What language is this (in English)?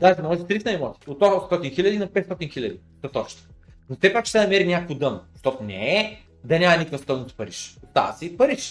Bulgarian